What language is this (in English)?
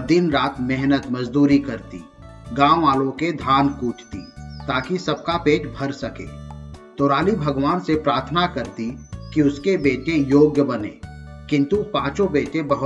Hindi